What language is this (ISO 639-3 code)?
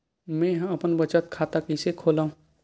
hne